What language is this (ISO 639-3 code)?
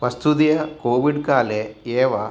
san